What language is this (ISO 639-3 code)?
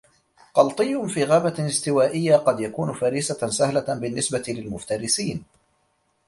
ara